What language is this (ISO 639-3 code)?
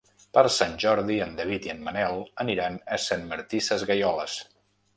cat